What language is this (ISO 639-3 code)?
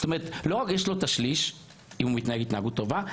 heb